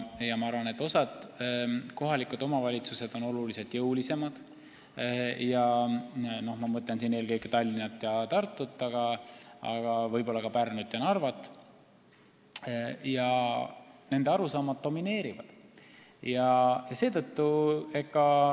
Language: Estonian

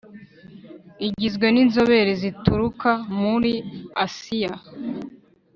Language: Kinyarwanda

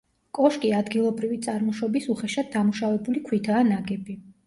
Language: Georgian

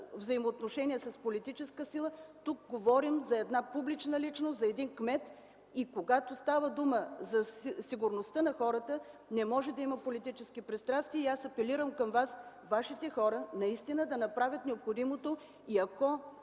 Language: Bulgarian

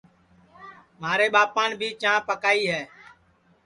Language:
Sansi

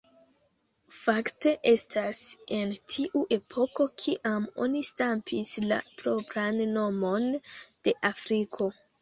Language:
Esperanto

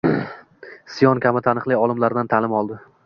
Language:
Uzbek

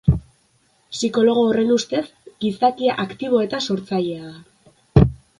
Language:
Basque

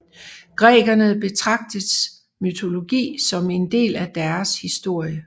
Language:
Danish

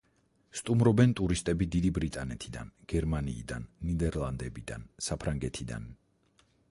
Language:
Georgian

